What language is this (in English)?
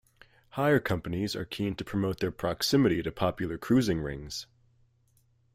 English